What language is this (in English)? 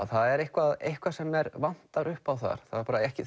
Icelandic